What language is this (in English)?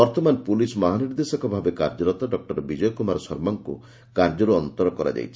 Odia